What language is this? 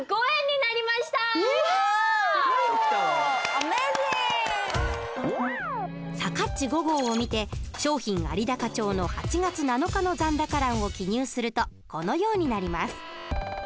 Japanese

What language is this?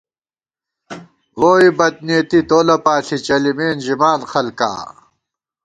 Gawar-Bati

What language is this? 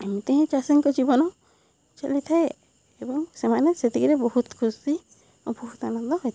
Odia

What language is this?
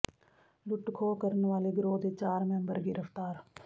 Punjabi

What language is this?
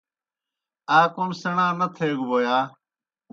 Kohistani Shina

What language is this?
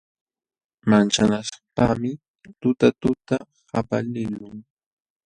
Jauja Wanca Quechua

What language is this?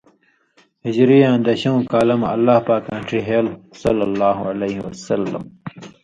Indus Kohistani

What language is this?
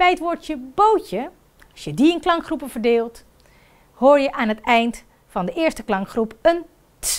Dutch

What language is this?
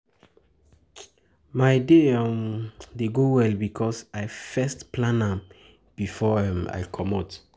Nigerian Pidgin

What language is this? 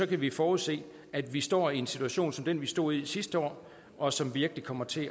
Danish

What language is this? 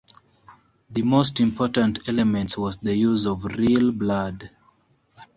English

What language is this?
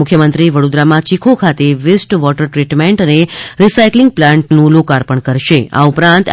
Gujarati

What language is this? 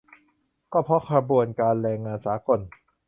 Thai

